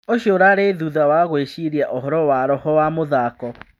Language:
Kikuyu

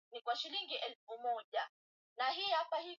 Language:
Swahili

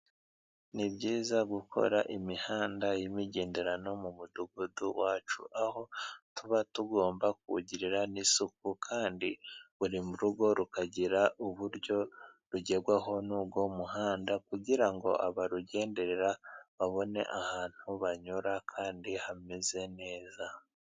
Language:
Kinyarwanda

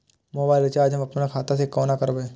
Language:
Maithili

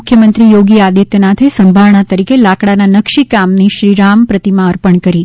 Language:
Gujarati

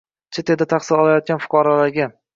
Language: Uzbek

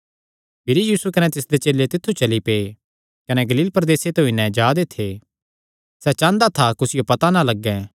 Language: Kangri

